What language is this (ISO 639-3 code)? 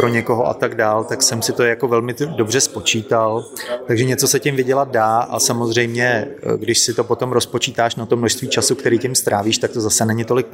ces